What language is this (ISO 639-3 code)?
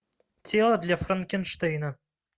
rus